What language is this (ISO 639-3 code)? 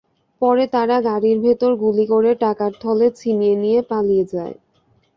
ben